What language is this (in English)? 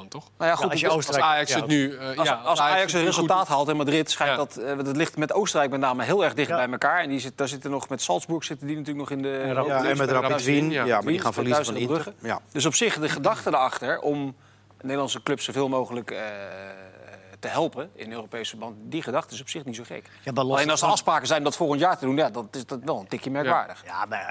Dutch